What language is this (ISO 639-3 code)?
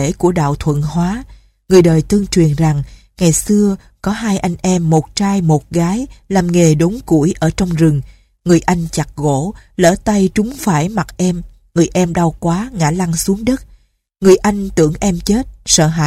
vie